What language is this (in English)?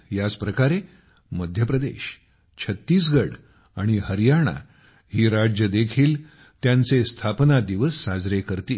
Marathi